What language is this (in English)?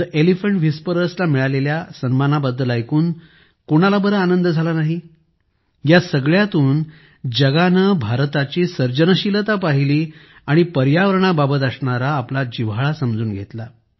Marathi